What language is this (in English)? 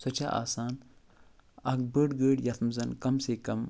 Kashmiri